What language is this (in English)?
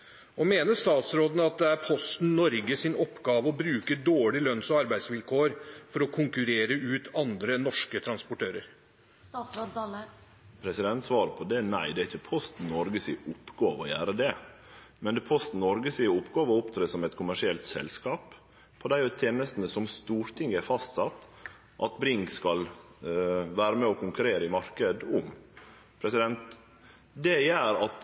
Norwegian